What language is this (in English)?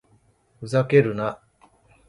Japanese